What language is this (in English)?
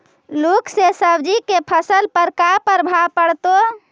Magahi